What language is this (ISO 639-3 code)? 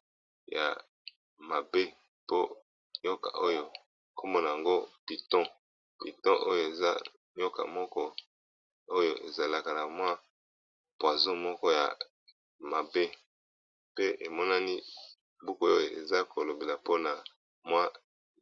lin